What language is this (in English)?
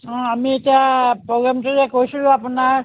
Assamese